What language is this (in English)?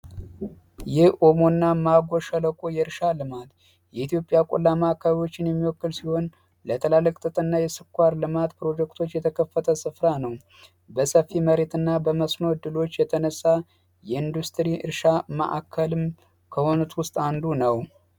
Amharic